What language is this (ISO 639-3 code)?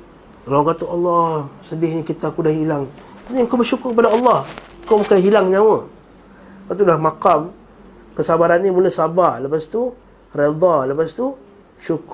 msa